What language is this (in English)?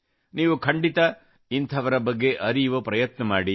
Kannada